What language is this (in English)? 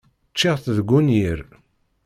Kabyle